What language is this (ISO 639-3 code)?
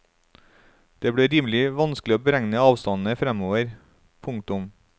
nor